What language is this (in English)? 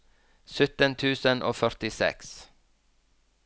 Norwegian